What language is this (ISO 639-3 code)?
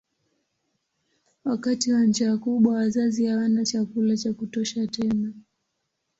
swa